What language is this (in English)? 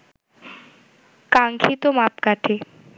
Bangla